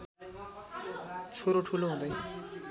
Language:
Nepali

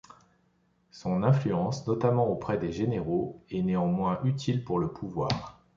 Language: French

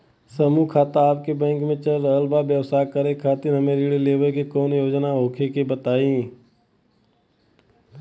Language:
Bhojpuri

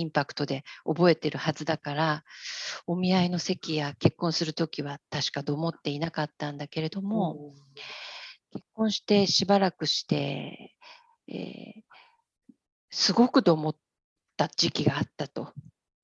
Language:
Japanese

